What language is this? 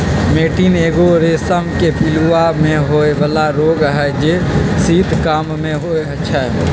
Magahi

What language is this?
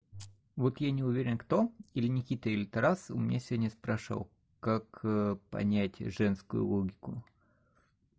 Russian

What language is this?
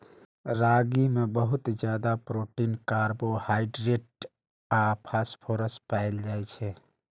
Maithili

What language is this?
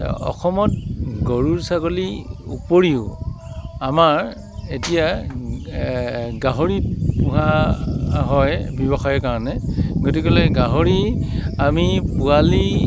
Assamese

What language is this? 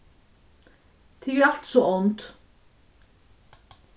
Faroese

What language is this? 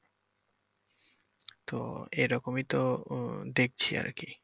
Bangla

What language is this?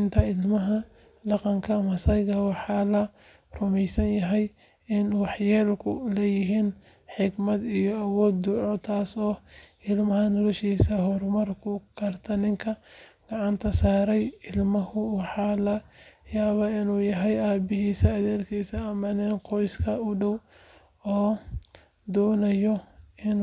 Somali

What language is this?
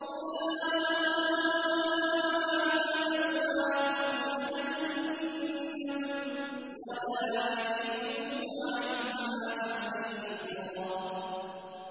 Arabic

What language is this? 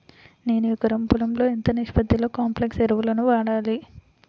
Telugu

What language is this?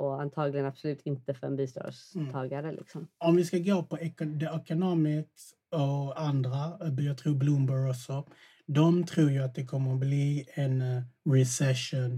Swedish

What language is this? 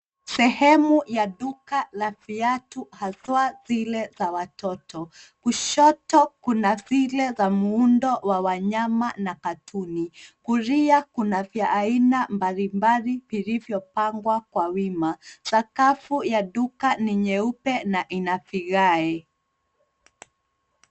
Swahili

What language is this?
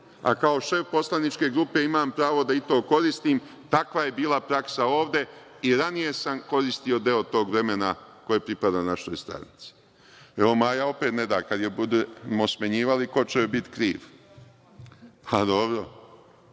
Serbian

